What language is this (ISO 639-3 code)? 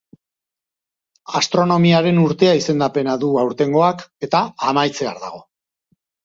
eus